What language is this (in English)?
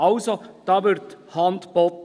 Swiss German